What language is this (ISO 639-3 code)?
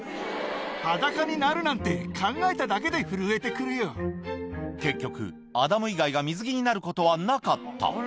jpn